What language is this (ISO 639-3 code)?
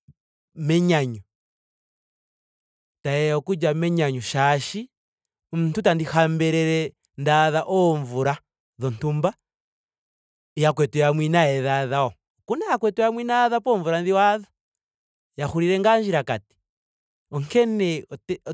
ndo